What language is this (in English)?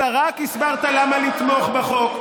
Hebrew